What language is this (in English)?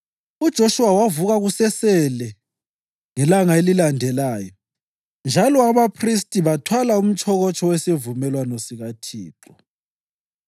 North Ndebele